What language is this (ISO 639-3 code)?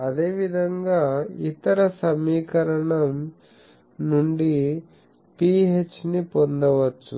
tel